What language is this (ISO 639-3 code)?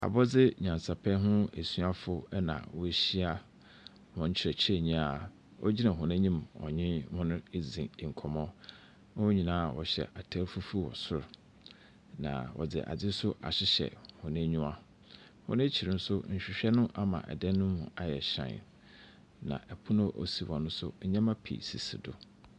aka